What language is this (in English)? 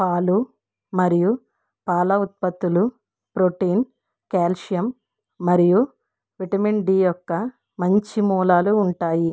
Telugu